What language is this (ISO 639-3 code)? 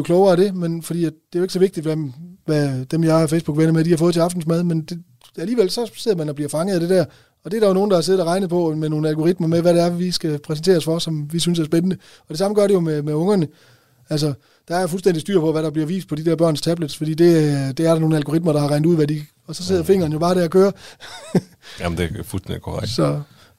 dan